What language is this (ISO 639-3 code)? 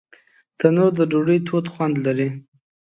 pus